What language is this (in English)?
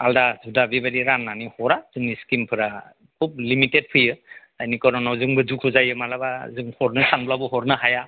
Bodo